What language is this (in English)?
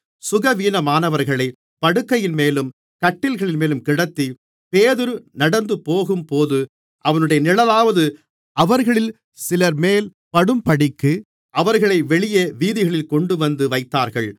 Tamil